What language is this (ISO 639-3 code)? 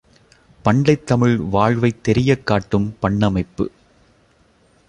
tam